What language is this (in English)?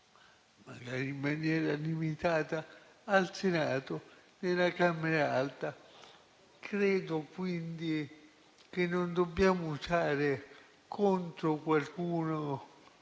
Italian